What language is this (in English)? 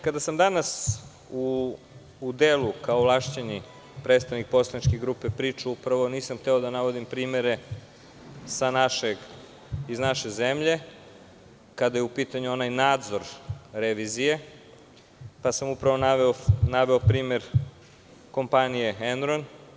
Serbian